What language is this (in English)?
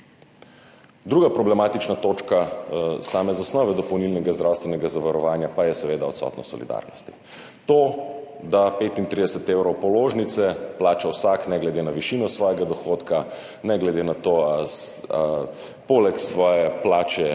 Slovenian